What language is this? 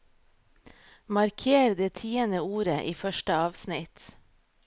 Norwegian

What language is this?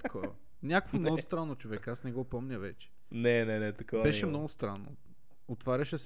Bulgarian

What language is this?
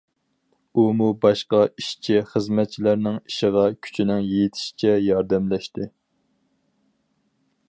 Uyghur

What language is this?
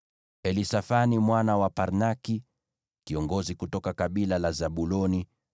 Swahili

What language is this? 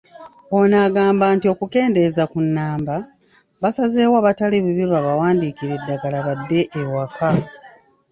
Ganda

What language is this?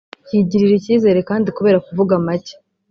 Kinyarwanda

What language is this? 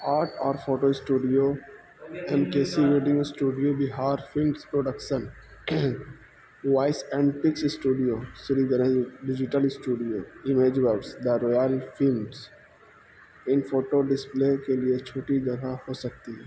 Urdu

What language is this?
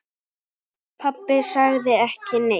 Icelandic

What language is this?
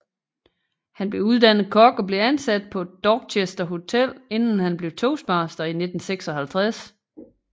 Danish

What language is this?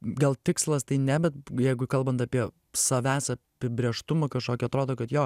Lithuanian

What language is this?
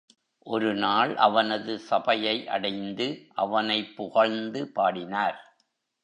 Tamil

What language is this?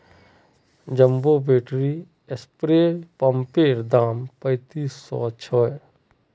Magahi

